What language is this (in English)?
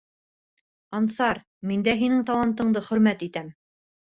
Bashkir